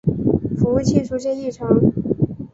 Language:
Chinese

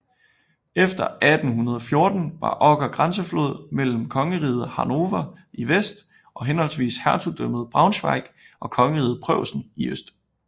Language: Danish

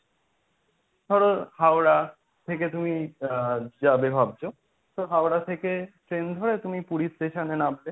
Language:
Bangla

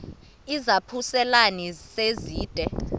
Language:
Xhosa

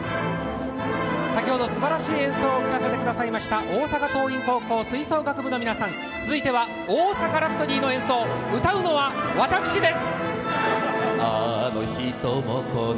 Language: Japanese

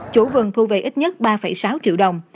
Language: Vietnamese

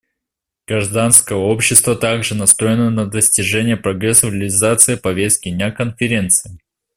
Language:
Russian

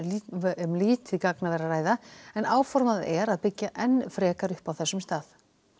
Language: Icelandic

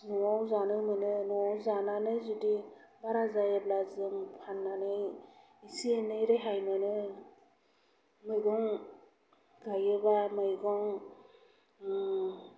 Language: Bodo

